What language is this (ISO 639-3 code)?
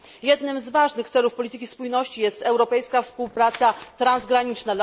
pol